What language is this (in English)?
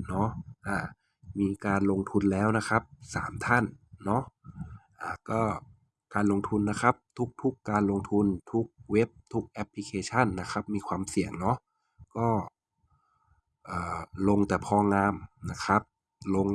Thai